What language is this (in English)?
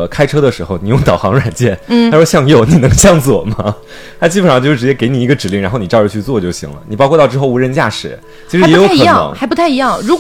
Chinese